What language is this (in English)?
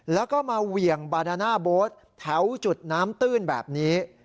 Thai